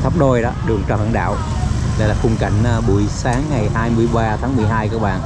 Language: Vietnamese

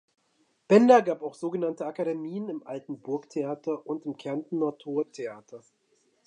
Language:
German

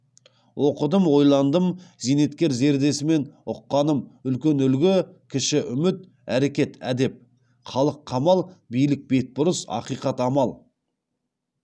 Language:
Kazakh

